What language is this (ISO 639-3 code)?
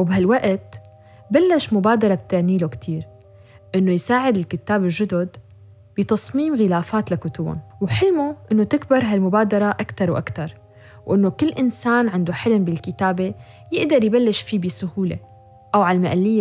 ara